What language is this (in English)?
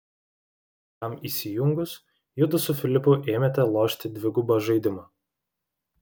Lithuanian